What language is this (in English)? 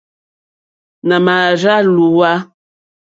Mokpwe